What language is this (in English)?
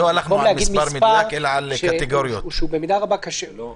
Hebrew